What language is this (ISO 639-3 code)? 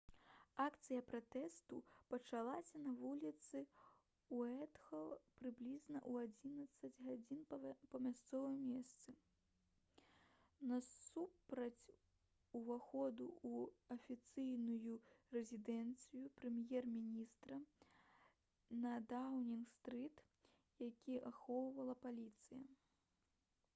bel